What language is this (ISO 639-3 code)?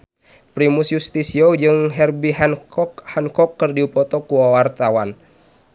sun